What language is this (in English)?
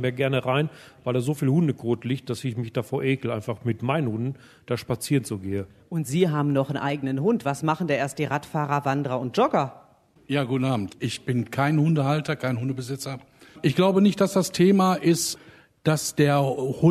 German